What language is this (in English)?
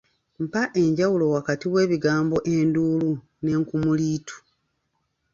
Ganda